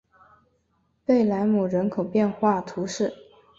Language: Chinese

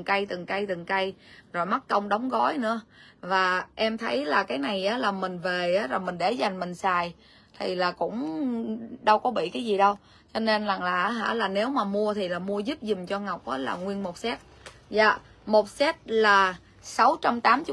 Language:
Vietnamese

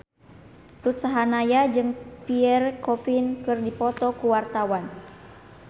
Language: Sundanese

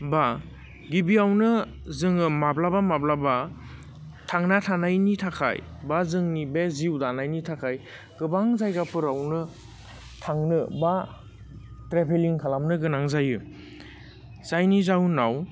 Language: Bodo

